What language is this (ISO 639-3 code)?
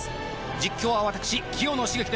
jpn